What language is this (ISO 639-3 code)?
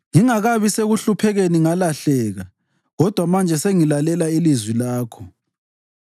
nde